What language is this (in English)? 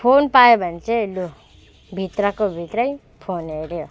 Nepali